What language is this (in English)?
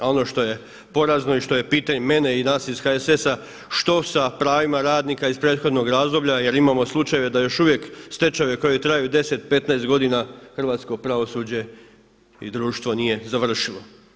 Croatian